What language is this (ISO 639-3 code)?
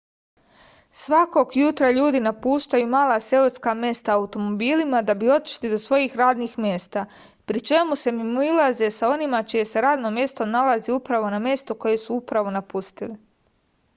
srp